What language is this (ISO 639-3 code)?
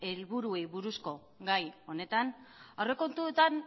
eus